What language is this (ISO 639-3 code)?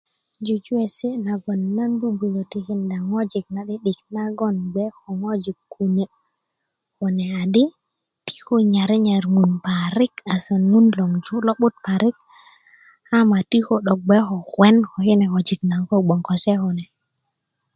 ukv